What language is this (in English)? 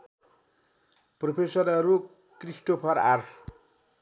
Nepali